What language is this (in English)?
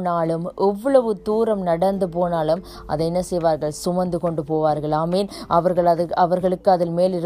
Tamil